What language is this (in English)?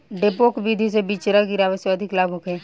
Bhojpuri